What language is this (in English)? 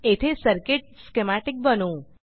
Marathi